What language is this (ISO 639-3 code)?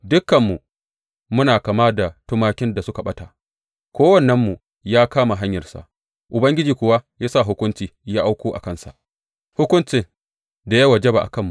hau